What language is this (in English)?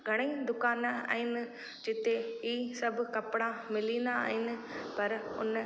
Sindhi